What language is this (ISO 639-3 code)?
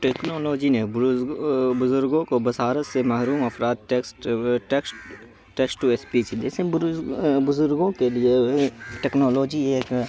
urd